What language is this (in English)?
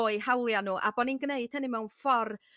Welsh